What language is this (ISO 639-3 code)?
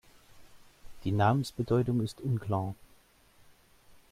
deu